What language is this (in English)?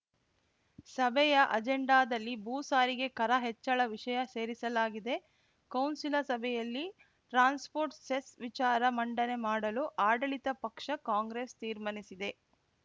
Kannada